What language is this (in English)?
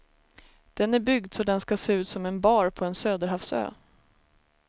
Swedish